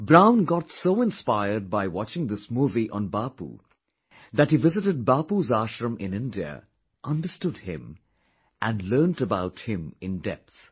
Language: English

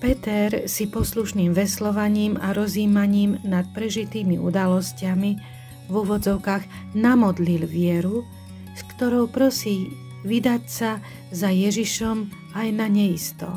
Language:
Slovak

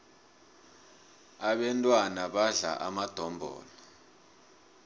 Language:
South Ndebele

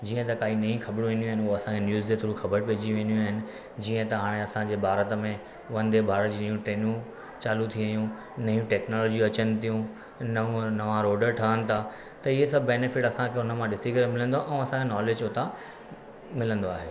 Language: Sindhi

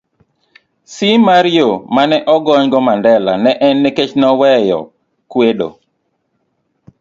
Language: Luo (Kenya and Tanzania)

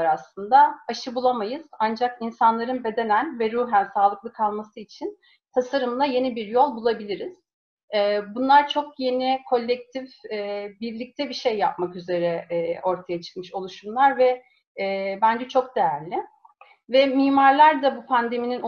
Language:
Turkish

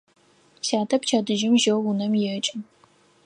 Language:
Adyghe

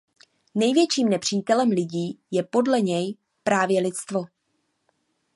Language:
Czech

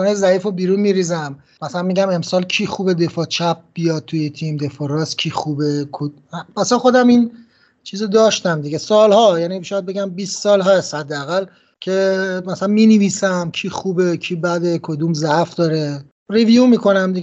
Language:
Persian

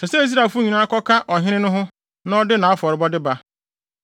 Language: Akan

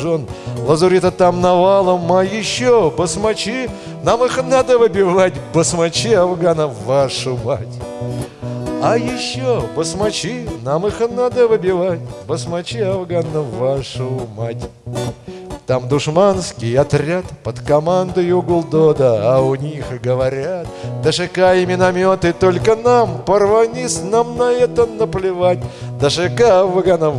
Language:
Russian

